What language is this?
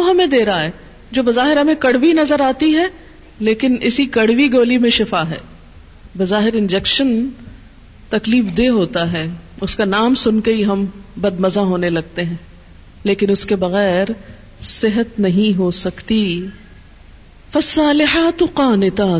Urdu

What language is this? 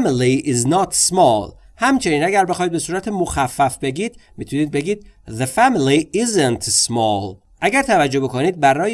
Persian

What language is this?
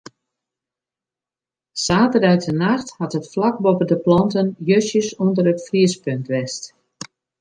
Western Frisian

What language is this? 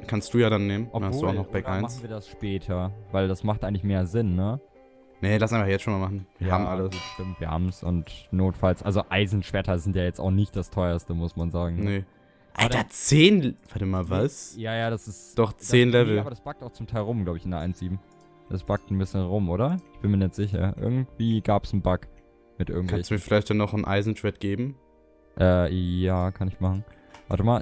German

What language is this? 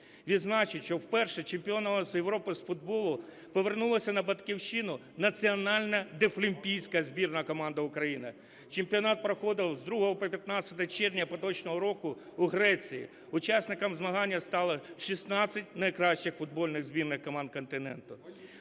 Ukrainian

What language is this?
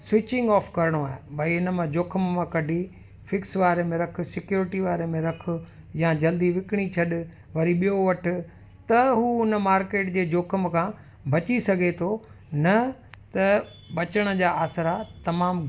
Sindhi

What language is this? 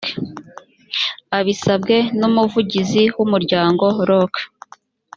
Kinyarwanda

